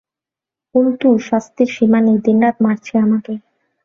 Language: Bangla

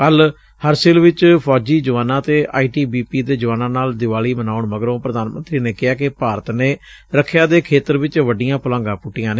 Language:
Punjabi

